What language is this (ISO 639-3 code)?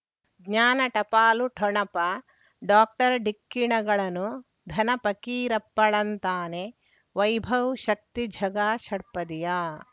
kan